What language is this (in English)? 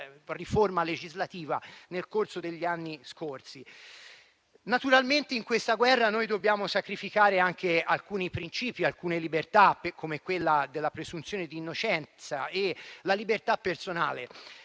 Italian